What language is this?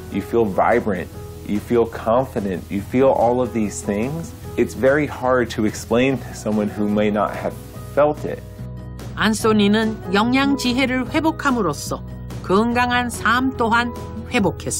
Korean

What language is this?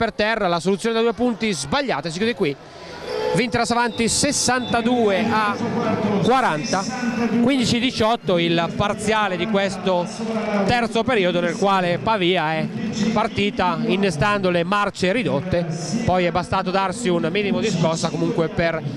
Italian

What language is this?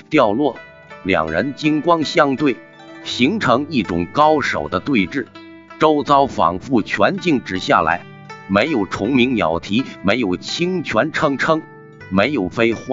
Chinese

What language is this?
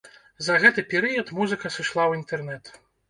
Belarusian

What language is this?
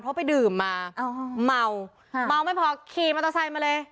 Thai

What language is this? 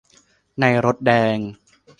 Thai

